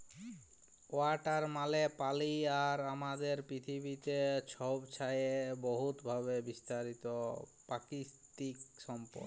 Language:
Bangla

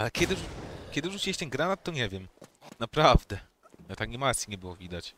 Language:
Polish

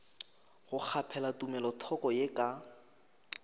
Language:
Northern Sotho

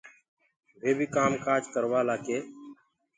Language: Gurgula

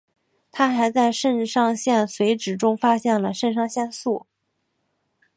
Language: Chinese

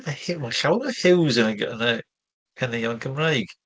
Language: Welsh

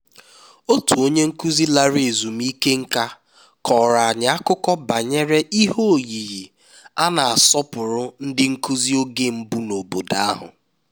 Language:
Igbo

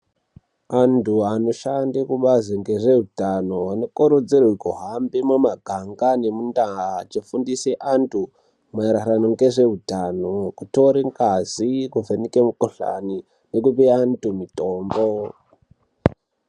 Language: Ndau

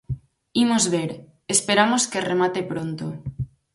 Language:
Galician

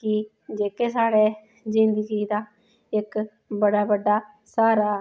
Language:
Dogri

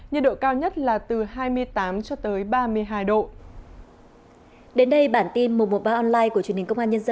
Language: Vietnamese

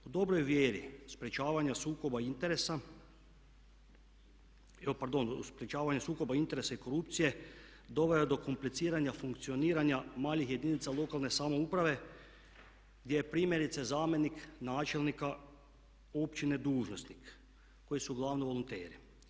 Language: Croatian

